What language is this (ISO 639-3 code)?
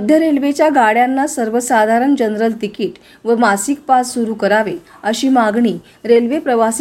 mar